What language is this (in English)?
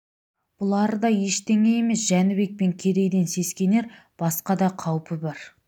Kazakh